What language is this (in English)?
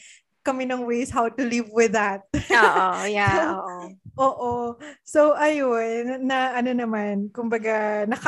Filipino